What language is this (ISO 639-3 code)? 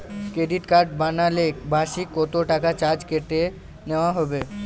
ben